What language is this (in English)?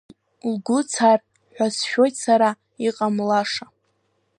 Abkhazian